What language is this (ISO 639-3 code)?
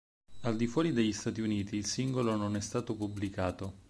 ita